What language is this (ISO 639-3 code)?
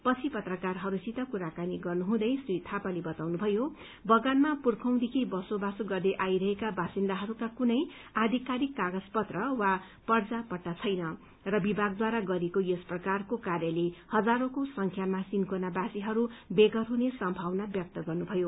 nep